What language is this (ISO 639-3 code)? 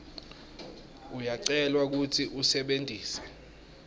ssw